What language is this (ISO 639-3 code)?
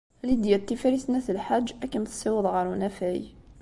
kab